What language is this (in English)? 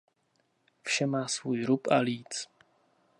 Czech